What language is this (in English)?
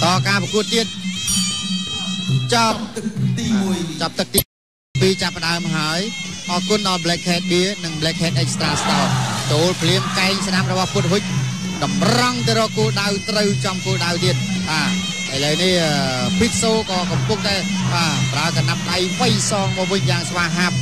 Thai